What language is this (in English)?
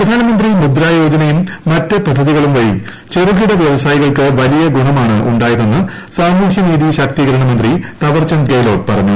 Malayalam